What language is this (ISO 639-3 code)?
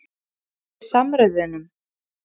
isl